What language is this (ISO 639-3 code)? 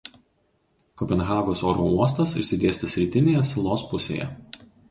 lit